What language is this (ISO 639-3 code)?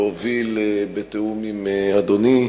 heb